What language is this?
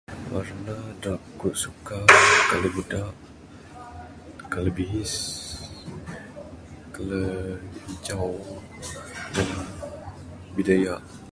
Bukar-Sadung Bidayuh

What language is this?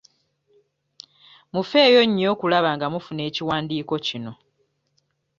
Ganda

